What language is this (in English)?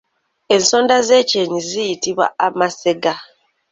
Ganda